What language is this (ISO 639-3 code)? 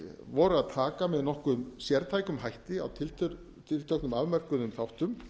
isl